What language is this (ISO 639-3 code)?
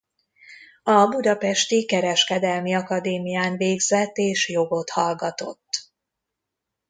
hun